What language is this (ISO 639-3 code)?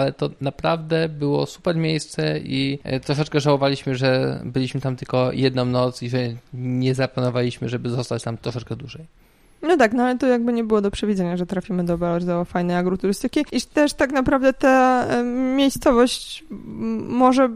pol